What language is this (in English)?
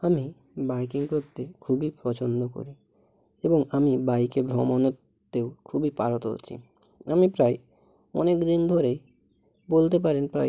Bangla